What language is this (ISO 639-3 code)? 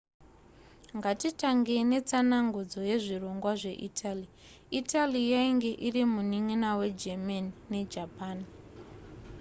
sna